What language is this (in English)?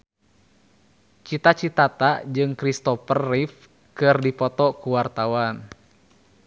Sundanese